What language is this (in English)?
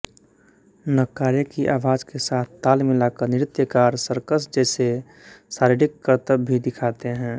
Hindi